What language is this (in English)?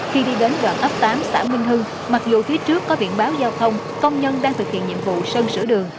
Vietnamese